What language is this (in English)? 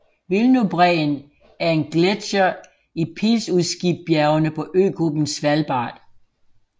Danish